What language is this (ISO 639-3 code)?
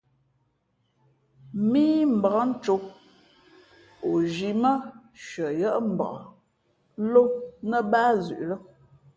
fmp